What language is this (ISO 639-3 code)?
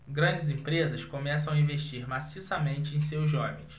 por